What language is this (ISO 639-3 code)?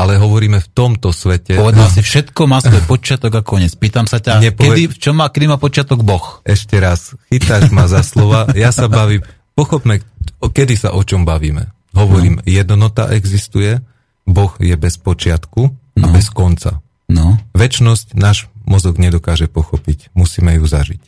slk